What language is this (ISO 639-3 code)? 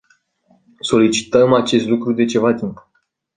ron